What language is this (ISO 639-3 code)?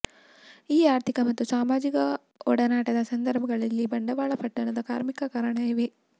kan